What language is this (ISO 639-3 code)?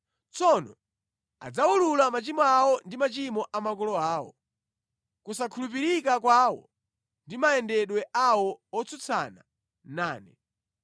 nya